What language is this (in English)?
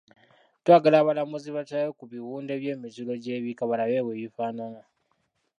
Ganda